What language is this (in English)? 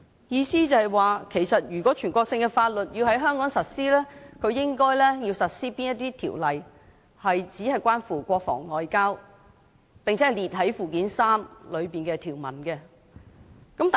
Cantonese